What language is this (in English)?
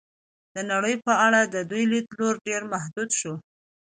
Pashto